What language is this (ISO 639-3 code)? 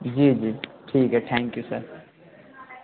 urd